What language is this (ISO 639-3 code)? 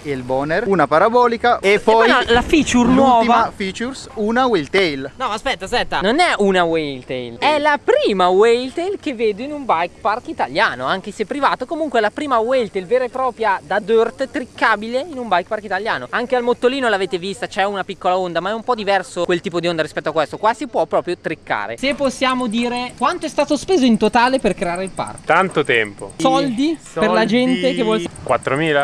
ita